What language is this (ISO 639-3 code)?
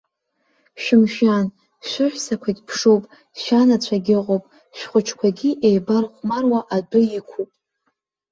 abk